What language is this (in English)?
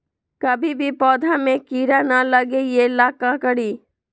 Magahi